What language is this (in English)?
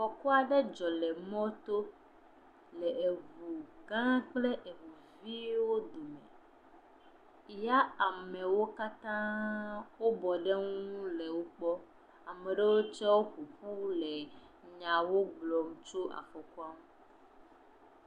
Ewe